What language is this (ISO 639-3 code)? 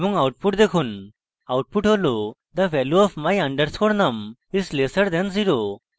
ben